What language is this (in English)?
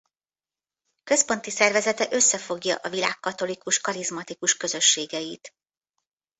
Hungarian